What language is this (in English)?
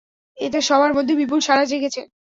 Bangla